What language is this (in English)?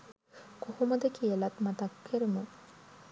Sinhala